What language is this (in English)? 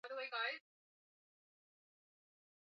Swahili